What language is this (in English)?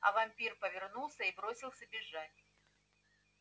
Russian